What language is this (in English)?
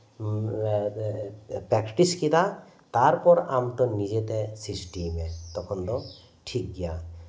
Santali